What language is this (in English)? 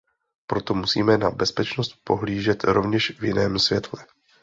Czech